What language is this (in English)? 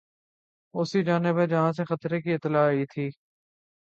Urdu